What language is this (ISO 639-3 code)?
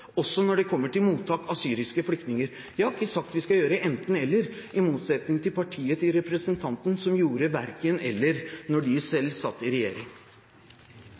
nor